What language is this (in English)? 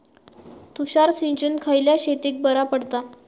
Marathi